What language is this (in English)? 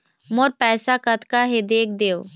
Chhattisgarhi